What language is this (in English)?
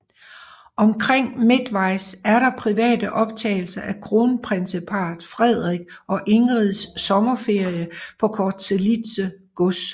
Danish